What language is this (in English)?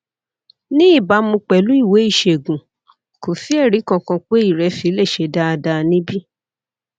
Yoruba